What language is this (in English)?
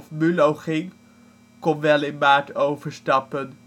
Dutch